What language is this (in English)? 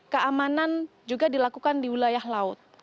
Indonesian